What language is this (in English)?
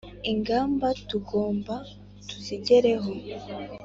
Kinyarwanda